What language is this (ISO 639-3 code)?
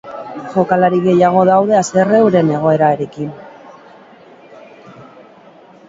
eus